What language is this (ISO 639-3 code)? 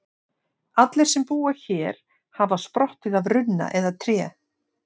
isl